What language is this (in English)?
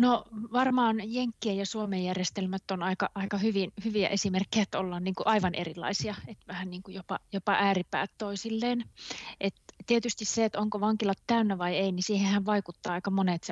Finnish